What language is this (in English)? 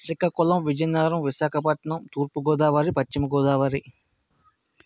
Telugu